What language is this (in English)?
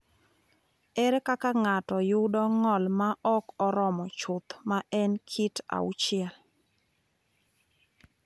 Luo (Kenya and Tanzania)